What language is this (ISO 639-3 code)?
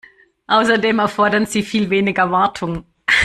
deu